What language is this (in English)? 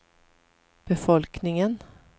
Swedish